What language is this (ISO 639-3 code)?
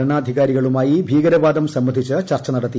mal